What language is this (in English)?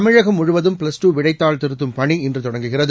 Tamil